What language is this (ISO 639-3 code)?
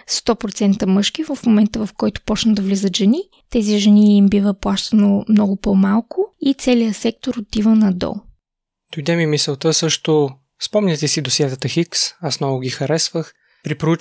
bul